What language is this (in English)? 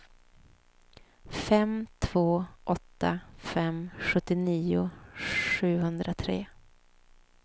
Swedish